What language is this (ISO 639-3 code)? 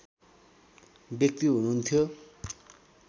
nep